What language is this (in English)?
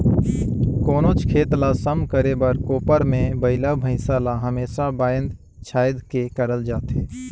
Chhattisgarhi